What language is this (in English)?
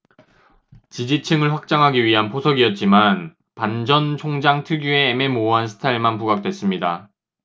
Korean